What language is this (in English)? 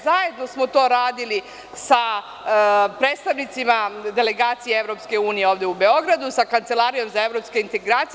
Serbian